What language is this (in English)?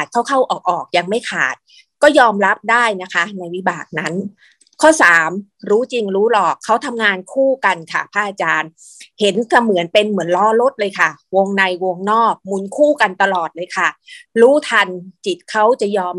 Thai